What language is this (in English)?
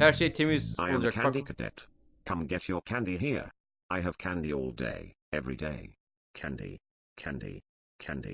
Turkish